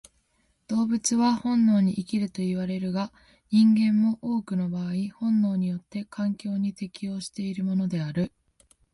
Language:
Japanese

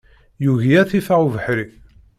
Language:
Kabyle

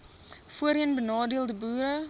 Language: Afrikaans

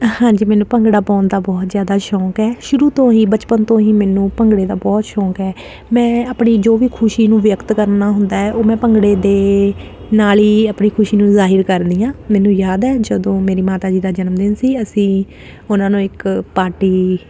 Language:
Punjabi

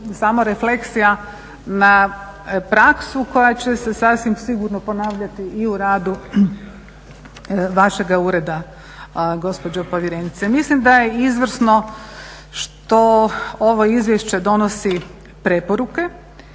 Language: Croatian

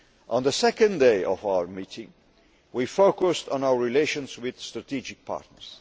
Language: English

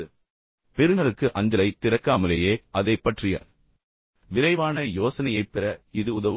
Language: Tamil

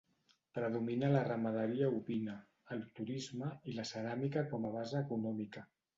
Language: Catalan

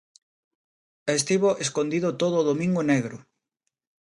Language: Galician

